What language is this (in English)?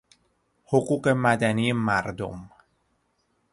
Persian